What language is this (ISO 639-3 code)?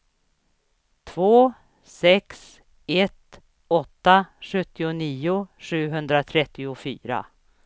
swe